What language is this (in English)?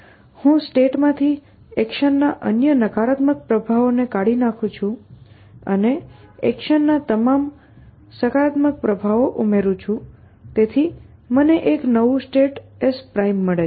Gujarati